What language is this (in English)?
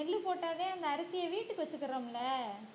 Tamil